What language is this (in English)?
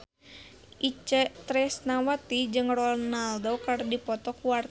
Sundanese